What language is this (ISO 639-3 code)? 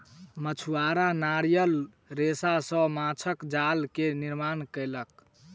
mai